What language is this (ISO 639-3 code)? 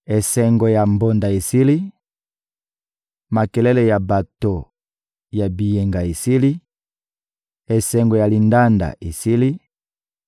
lin